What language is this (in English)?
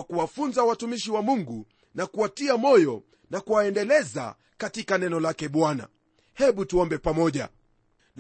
Swahili